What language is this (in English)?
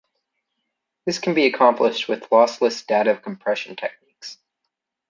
English